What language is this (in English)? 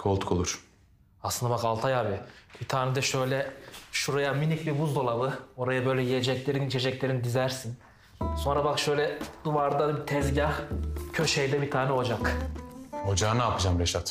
Turkish